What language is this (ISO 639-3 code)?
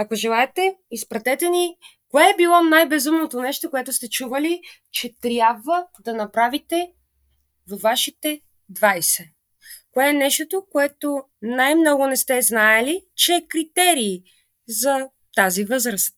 bul